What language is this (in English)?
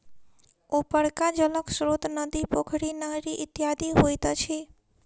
Maithili